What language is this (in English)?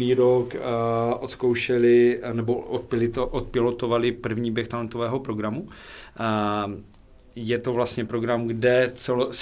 Czech